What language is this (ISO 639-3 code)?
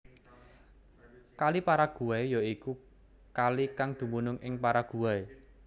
jav